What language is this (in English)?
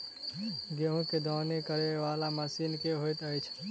Maithili